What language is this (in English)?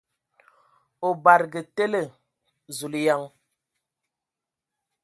Ewondo